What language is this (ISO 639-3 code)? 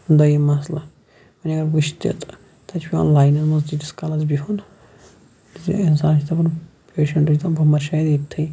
kas